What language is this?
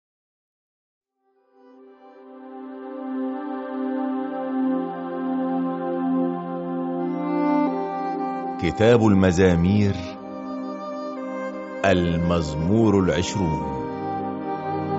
Arabic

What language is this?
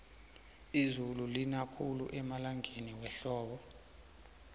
South Ndebele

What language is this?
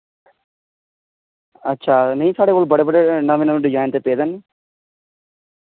Dogri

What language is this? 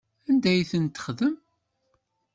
Kabyle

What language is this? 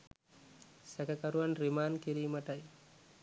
Sinhala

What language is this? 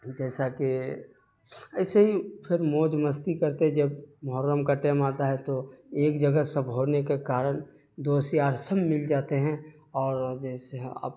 Urdu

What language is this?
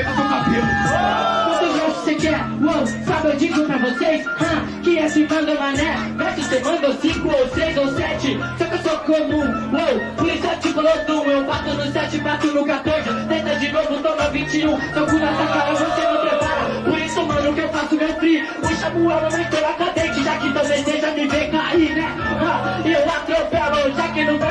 Portuguese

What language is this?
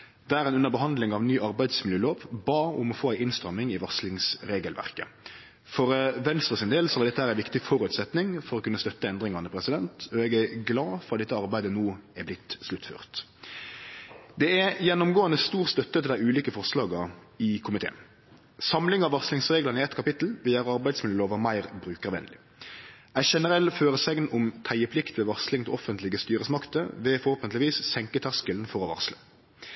Norwegian Nynorsk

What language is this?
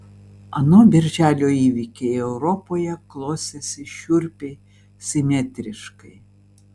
Lithuanian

